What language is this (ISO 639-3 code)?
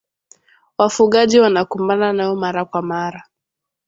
swa